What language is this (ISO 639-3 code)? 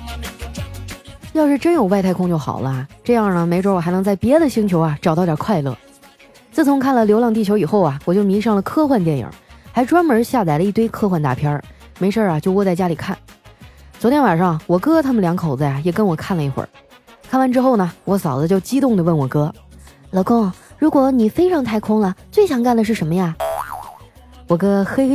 zho